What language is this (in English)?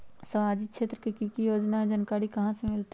Magahi